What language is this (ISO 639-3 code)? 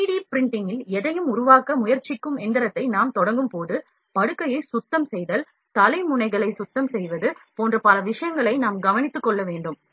tam